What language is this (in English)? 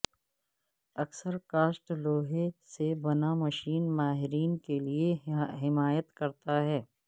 Urdu